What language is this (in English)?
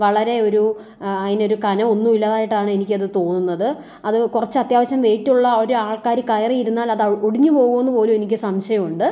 Malayalam